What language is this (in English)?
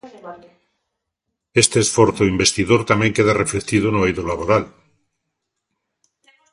Galician